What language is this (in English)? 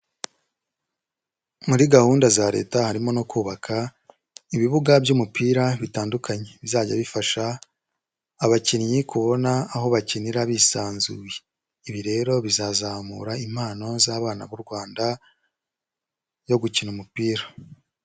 Kinyarwanda